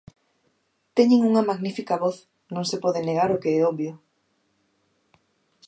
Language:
Galician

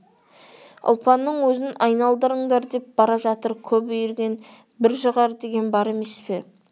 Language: Kazakh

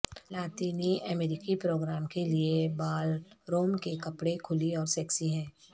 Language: Urdu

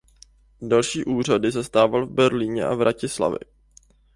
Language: Czech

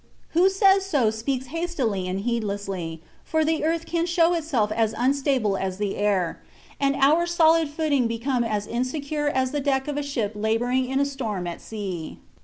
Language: English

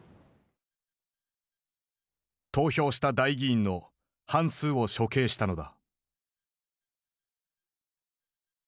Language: Japanese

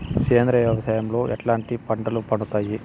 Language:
Telugu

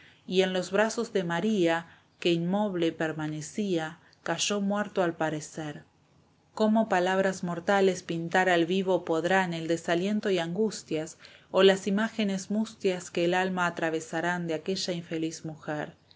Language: Spanish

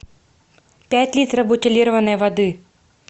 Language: Russian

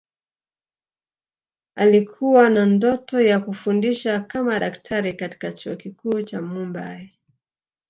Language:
Swahili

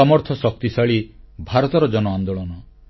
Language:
Odia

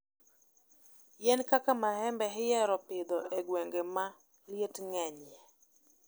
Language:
Luo (Kenya and Tanzania)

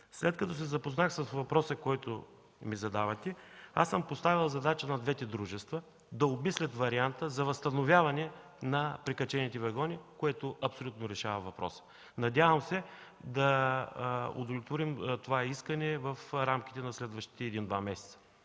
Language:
Bulgarian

